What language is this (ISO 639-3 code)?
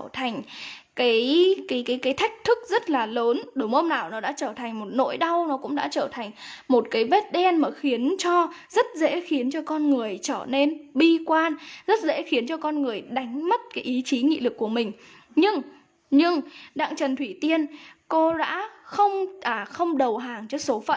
vie